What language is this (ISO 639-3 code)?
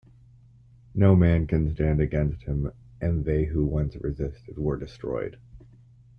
eng